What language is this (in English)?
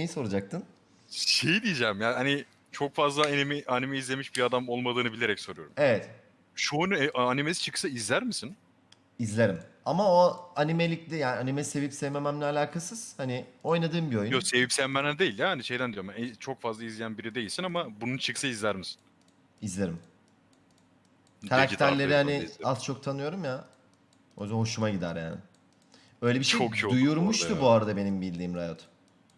Turkish